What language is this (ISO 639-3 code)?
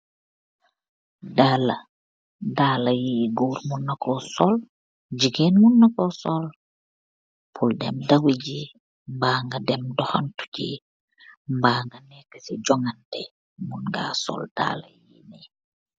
wol